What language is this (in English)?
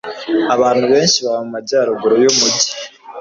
Kinyarwanda